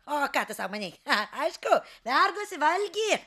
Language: Lithuanian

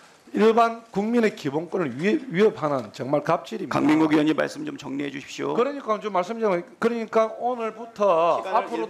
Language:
Korean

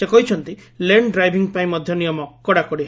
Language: Odia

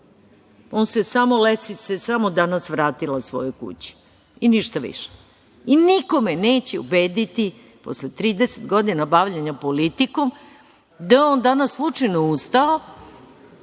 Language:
Serbian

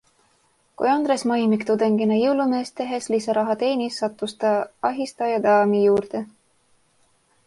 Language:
Estonian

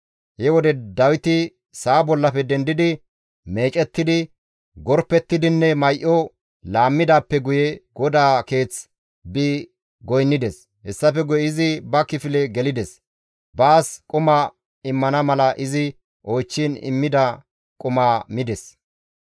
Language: Gamo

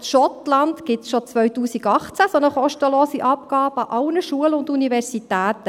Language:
Swiss German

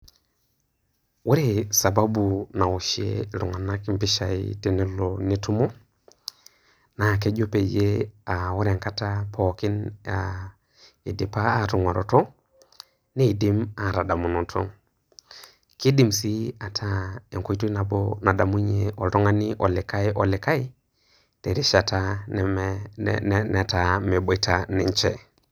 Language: Masai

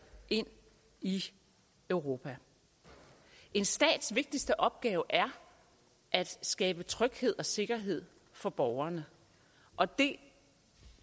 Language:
Danish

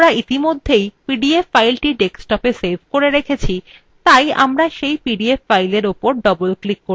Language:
Bangla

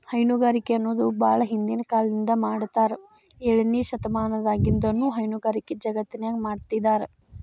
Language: Kannada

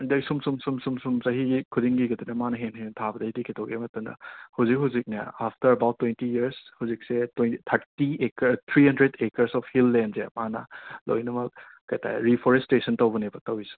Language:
Manipuri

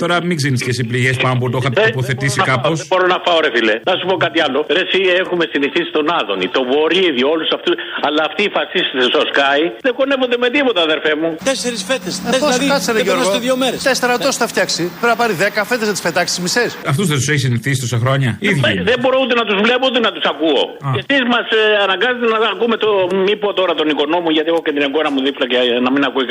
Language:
Greek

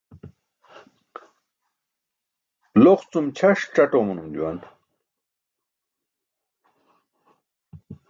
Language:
Burushaski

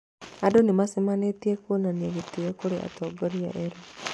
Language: Kikuyu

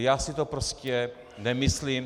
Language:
Czech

